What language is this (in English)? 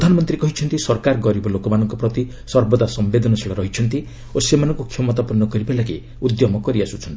Odia